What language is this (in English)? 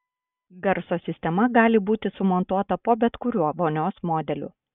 Lithuanian